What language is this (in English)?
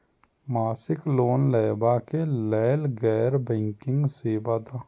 Maithili